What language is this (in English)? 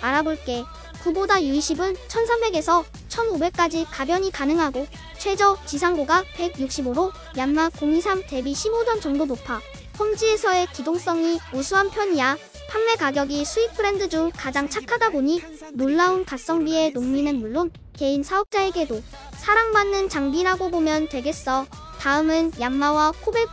Korean